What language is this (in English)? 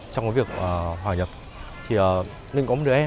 Vietnamese